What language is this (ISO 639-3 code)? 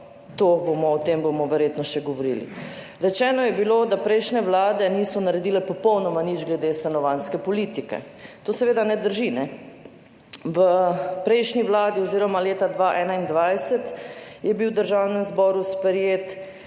slv